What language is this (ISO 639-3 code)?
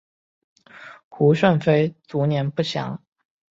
zho